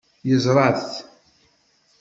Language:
Kabyle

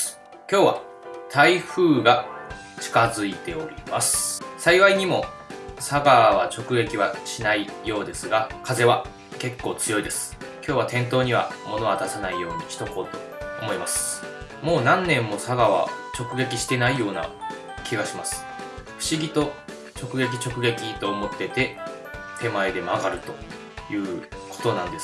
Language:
Japanese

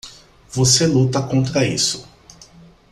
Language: Portuguese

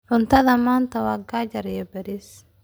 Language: Somali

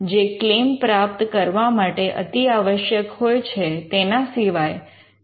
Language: Gujarati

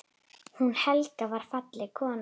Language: Icelandic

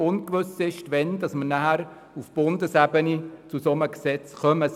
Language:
Swiss German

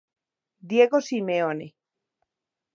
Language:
Galician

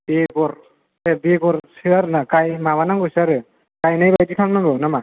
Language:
Bodo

